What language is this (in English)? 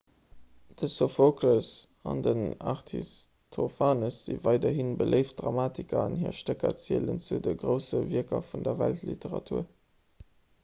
Luxembourgish